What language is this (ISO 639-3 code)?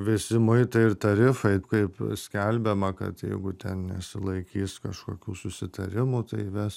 lit